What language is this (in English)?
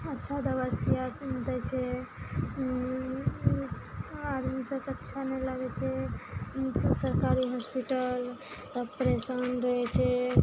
Maithili